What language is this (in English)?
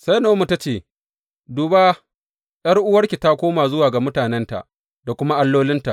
Hausa